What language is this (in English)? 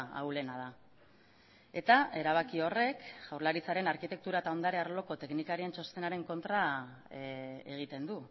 Basque